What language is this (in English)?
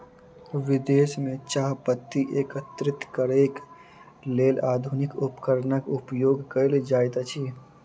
Maithili